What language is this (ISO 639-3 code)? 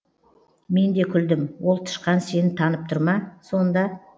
kaz